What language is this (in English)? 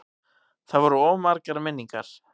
Icelandic